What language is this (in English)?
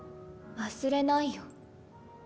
Japanese